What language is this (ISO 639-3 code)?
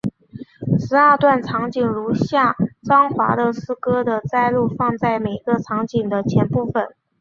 zho